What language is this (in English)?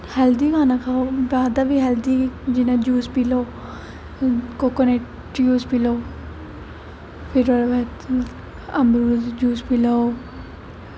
Dogri